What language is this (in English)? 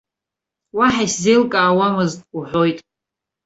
Abkhazian